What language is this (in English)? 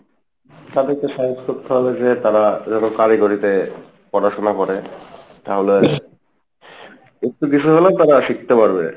Bangla